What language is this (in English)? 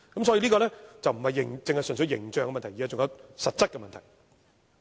Cantonese